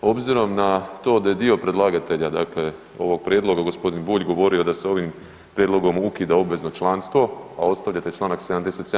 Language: Croatian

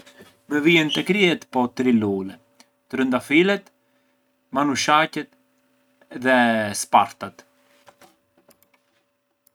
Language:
Arbëreshë Albanian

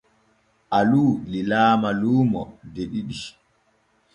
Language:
Borgu Fulfulde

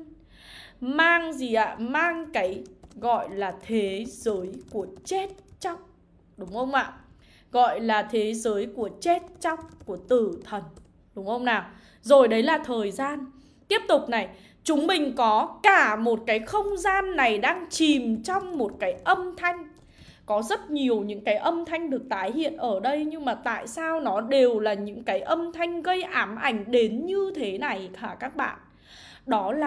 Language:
Vietnamese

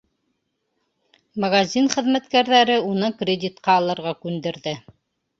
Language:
Bashkir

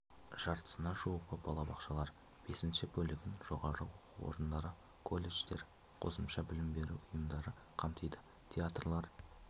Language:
Kazakh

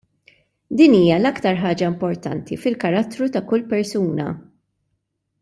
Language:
Maltese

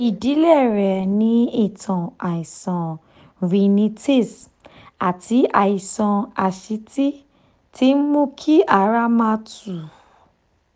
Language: Yoruba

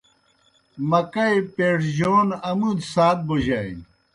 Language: Kohistani Shina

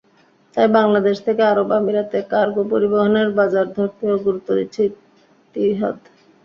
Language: Bangla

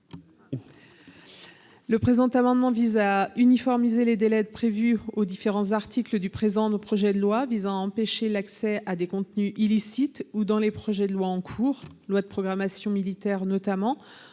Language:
French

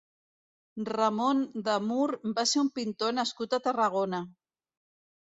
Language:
Catalan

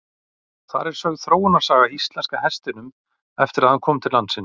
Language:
Icelandic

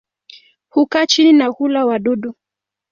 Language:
Swahili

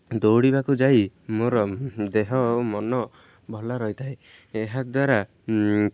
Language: Odia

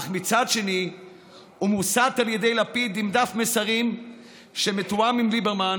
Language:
Hebrew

